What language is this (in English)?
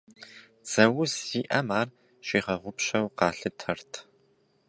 Kabardian